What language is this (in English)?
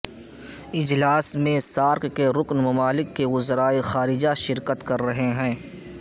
Urdu